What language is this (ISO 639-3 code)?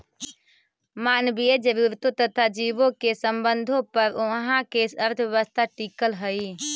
mag